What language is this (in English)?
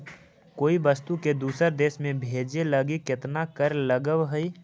Magahi